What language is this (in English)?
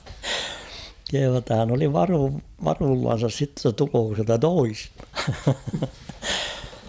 Finnish